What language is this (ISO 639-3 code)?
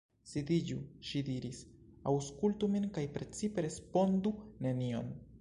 epo